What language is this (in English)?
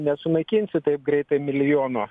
Lithuanian